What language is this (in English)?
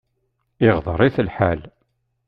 Kabyle